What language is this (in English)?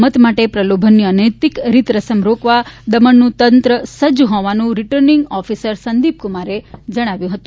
Gujarati